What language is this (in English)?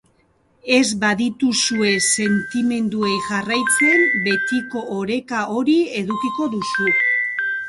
Basque